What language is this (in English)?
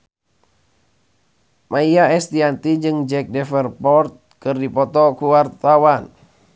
Sundanese